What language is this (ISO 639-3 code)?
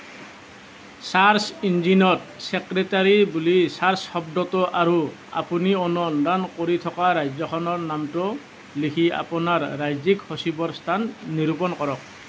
asm